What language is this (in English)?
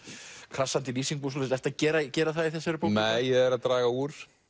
Icelandic